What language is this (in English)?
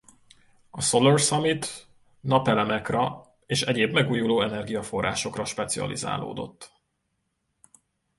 Hungarian